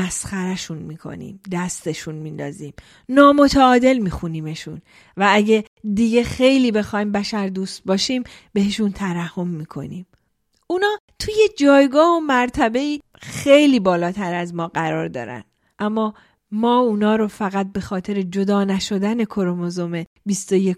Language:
Persian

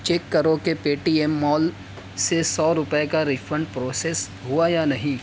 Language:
Urdu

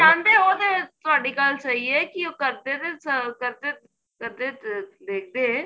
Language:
Punjabi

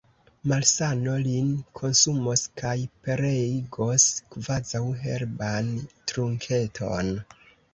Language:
Esperanto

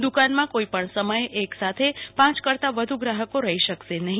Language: Gujarati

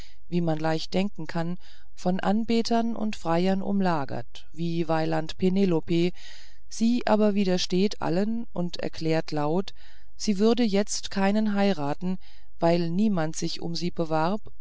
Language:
German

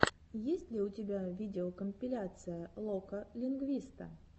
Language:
Russian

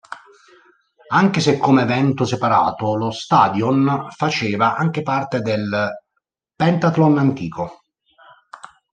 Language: Italian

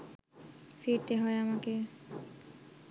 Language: Bangla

